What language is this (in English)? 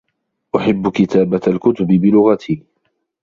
Arabic